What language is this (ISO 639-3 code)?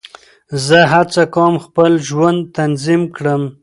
pus